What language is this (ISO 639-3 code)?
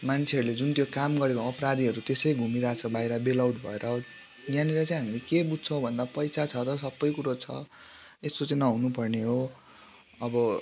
nep